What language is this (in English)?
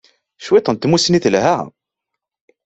Kabyle